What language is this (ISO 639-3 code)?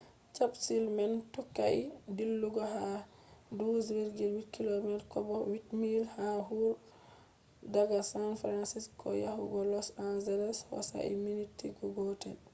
ful